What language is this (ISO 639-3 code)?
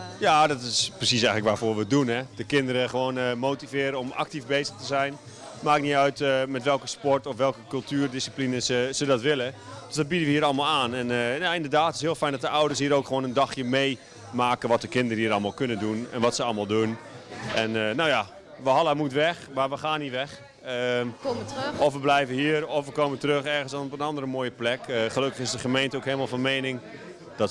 nld